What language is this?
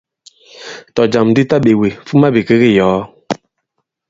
Bankon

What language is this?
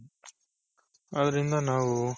Kannada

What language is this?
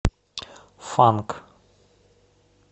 Russian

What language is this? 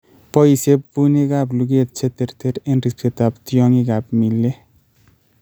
Kalenjin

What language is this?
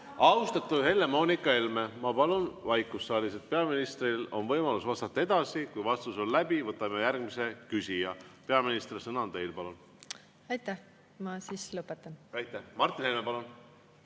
Estonian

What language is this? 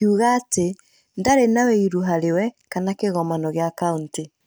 Kikuyu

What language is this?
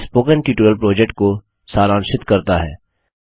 Hindi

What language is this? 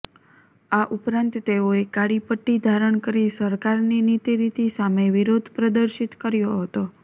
Gujarati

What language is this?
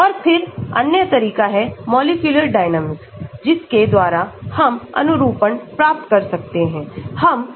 Hindi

